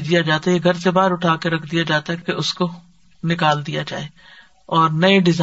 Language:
Urdu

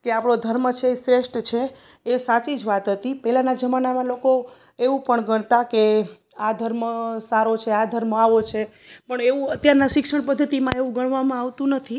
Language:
Gujarati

